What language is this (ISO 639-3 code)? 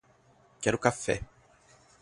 por